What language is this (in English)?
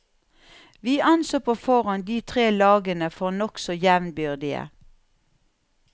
Norwegian